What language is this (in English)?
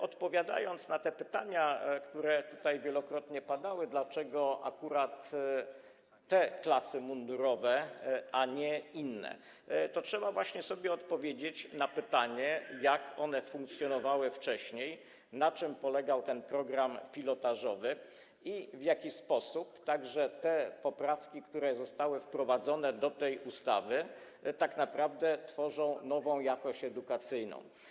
Polish